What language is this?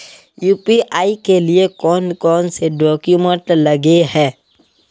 Magahi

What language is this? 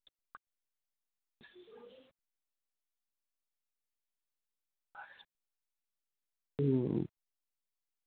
Santali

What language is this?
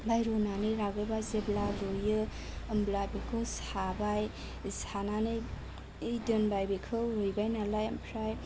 Bodo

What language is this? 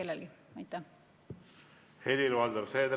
Estonian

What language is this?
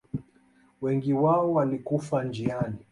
Swahili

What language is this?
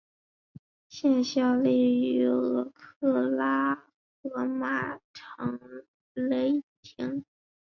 Chinese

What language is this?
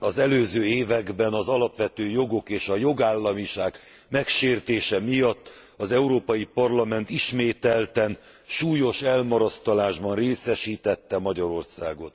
Hungarian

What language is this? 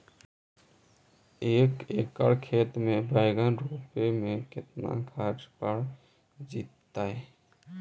Magahi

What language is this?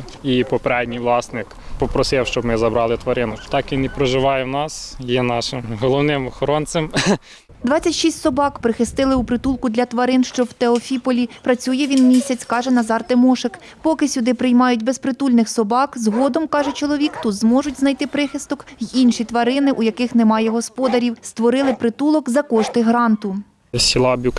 Ukrainian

